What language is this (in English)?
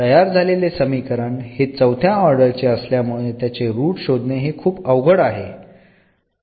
Marathi